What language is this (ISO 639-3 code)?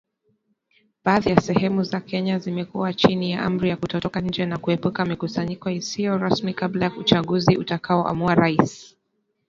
swa